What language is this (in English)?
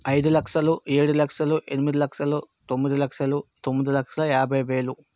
Telugu